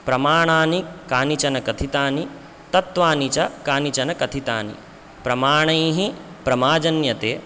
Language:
Sanskrit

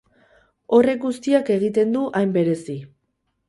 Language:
Basque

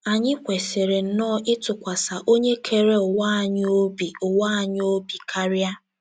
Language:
Igbo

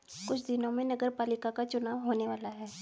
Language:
Hindi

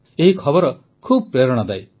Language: Odia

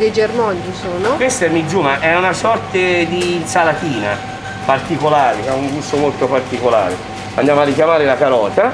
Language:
Italian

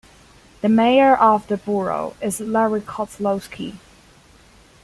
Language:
English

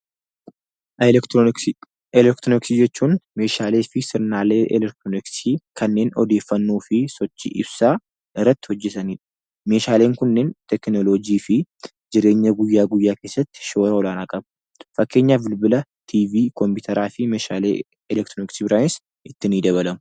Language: Oromo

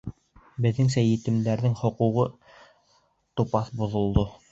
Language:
Bashkir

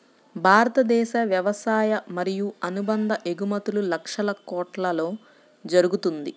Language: Telugu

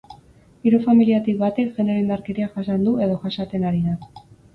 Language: Basque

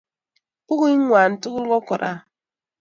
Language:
Kalenjin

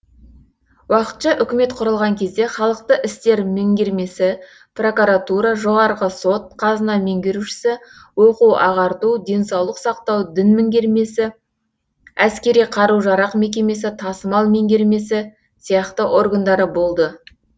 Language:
Kazakh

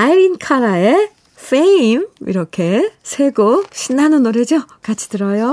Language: Korean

